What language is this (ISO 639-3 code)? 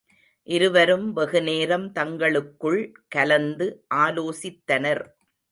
tam